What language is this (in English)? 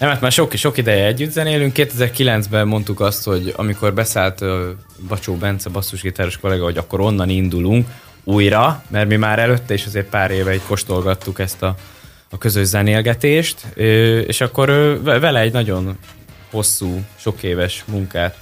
Hungarian